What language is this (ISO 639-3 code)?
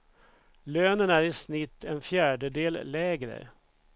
swe